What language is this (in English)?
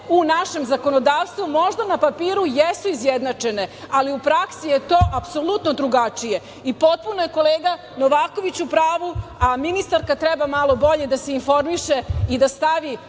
Serbian